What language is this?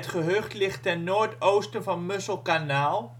Dutch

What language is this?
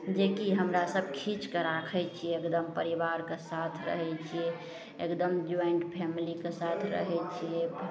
Maithili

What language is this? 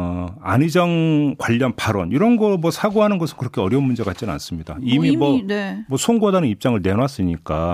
Korean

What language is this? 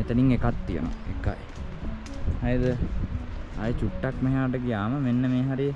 Indonesian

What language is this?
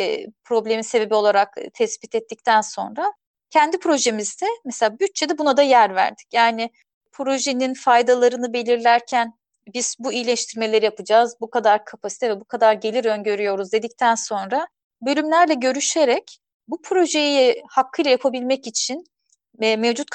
Turkish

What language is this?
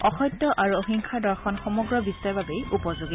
Assamese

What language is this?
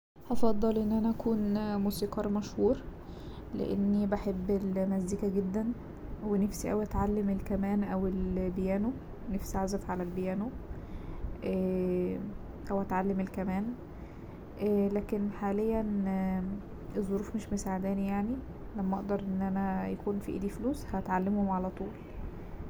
Egyptian Arabic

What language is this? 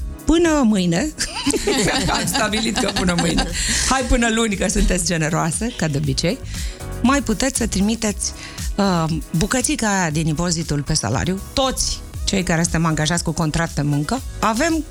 Romanian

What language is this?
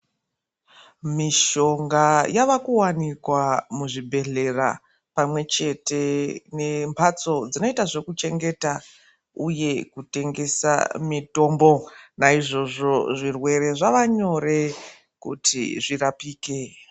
Ndau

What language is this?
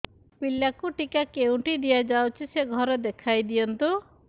Odia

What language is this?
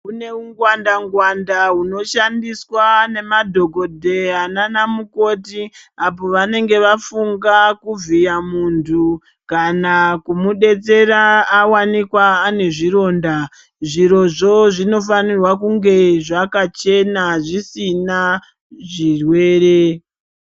Ndau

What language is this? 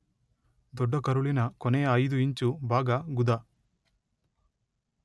Kannada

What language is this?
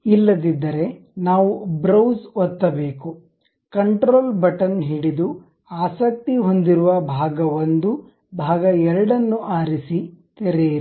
Kannada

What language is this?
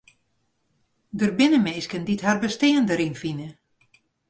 Western Frisian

